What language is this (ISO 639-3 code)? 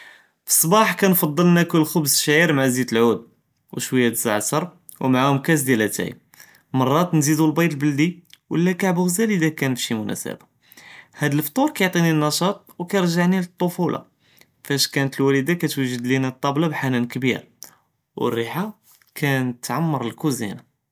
jrb